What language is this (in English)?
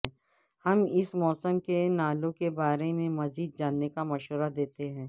Urdu